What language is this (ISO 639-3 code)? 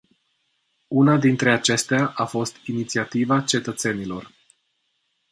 ron